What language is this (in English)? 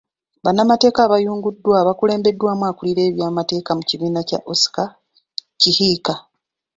Ganda